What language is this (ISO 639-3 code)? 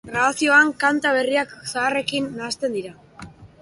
eus